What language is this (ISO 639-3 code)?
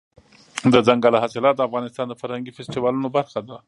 pus